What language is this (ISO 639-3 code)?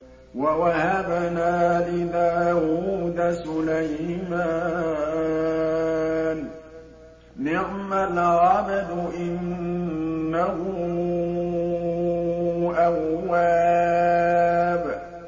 ara